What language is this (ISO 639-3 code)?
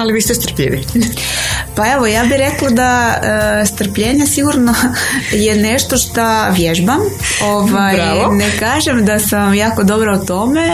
hrv